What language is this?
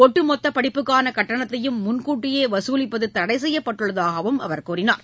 Tamil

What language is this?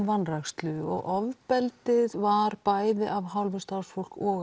Icelandic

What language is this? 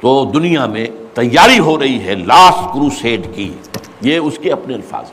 Urdu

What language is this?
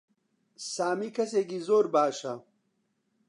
Central Kurdish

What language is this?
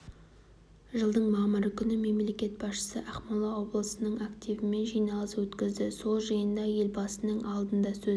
Kazakh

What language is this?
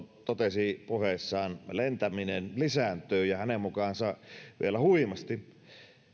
Finnish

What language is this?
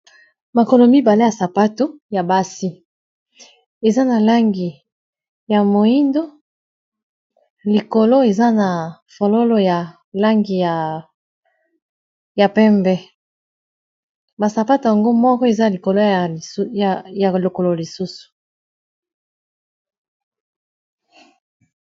Lingala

